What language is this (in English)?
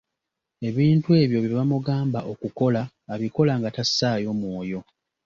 Ganda